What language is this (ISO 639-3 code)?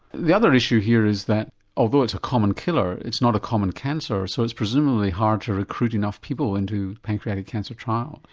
eng